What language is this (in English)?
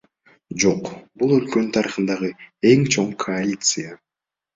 Kyrgyz